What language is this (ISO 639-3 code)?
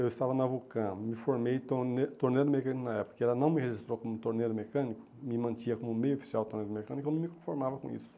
por